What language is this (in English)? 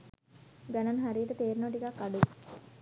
Sinhala